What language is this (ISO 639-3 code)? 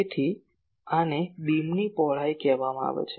guj